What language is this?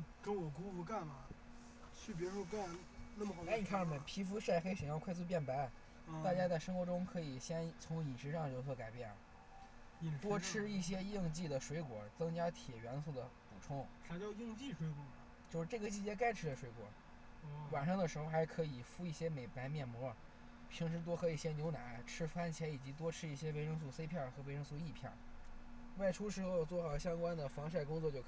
Chinese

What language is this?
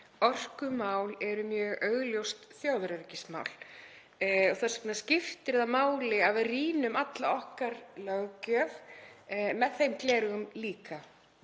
Icelandic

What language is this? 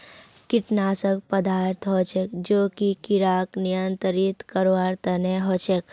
Magahi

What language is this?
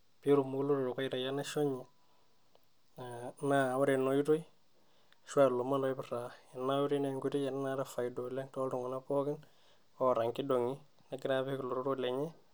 Masai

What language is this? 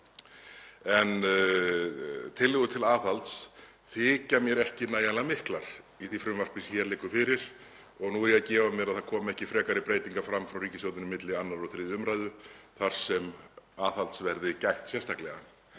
Icelandic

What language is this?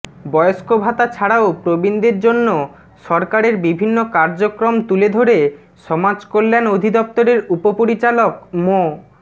Bangla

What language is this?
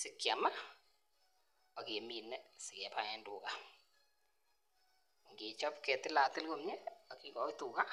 Kalenjin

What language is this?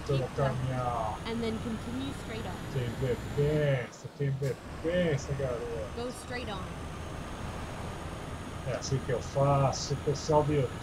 Portuguese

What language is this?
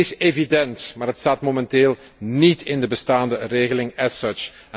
Dutch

